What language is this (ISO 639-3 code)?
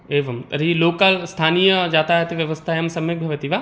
san